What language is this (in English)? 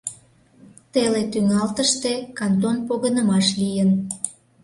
Mari